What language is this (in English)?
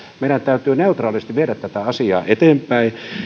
Finnish